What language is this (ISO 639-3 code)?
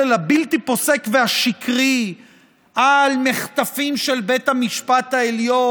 heb